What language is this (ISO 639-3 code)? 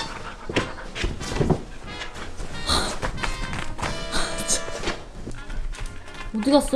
kor